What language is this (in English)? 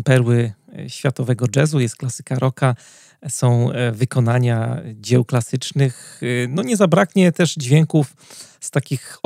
Polish